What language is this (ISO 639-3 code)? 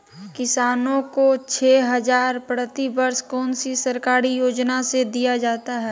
mag